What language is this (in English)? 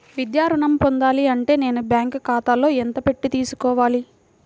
Telugu